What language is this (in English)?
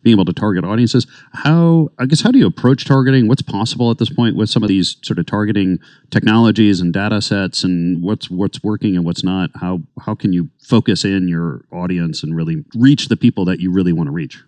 English